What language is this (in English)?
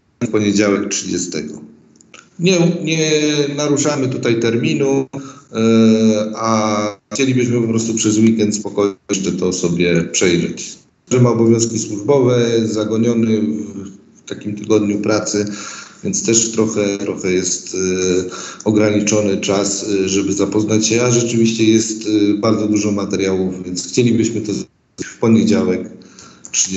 Polish